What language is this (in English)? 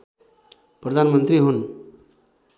Nepali